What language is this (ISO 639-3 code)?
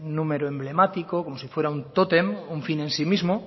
spa